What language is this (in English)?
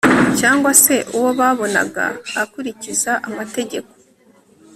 Kinyarwanda